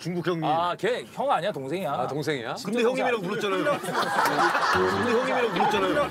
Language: Korean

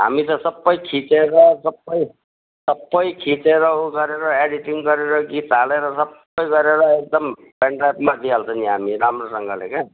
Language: Nepali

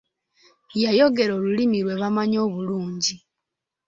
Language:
Ganda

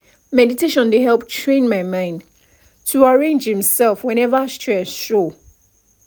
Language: Nigerian Pidgin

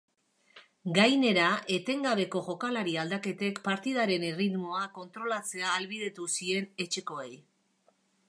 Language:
Basque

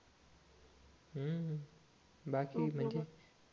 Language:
Marathi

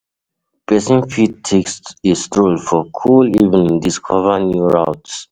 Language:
Nigerian Pidgin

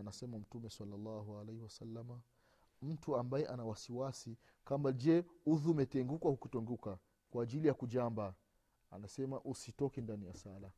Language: Swahili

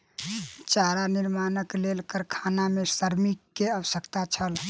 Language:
Maithili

